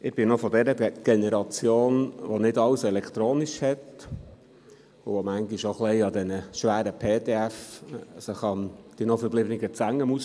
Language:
Swiss German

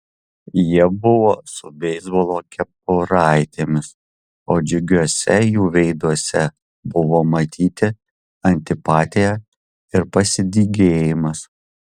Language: Lithuanian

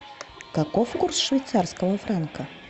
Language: Russian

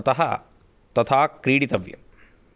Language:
Sanskrit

